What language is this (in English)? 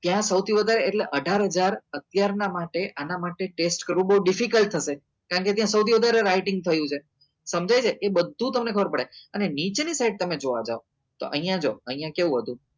Gujarati